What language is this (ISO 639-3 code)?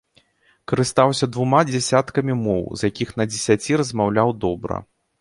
bel